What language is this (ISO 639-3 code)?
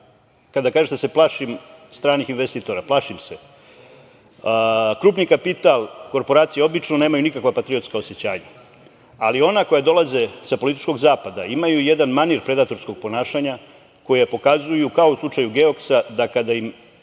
srp